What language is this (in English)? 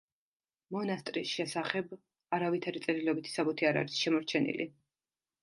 Georgian